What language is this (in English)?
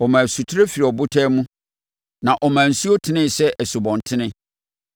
Akan